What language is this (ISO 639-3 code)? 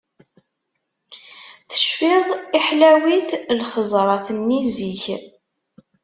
kab